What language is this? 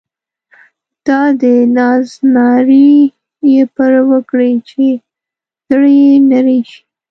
Pashto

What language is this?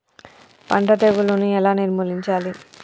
Telugu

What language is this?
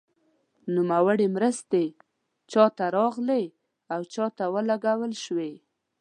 Pashto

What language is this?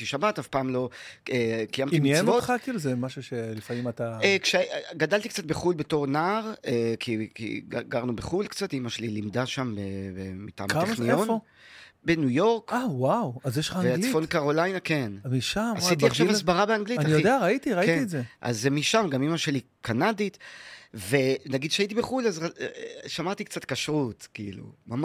Hebrew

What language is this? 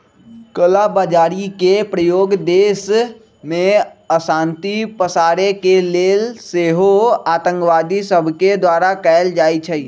Magahi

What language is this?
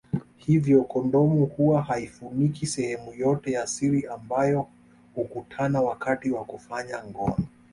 Swahili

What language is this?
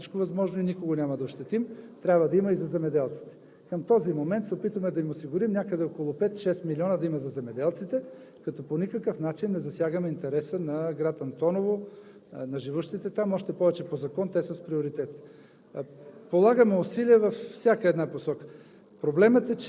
Bulgarian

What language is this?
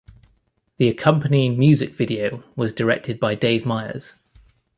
English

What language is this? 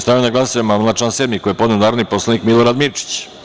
Serbian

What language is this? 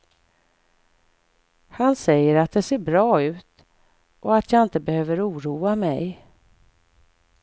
Swedish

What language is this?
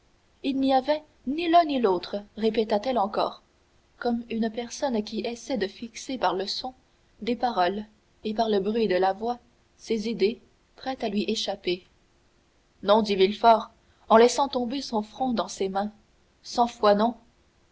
French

